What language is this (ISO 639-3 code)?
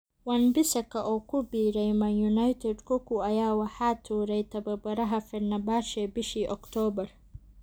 som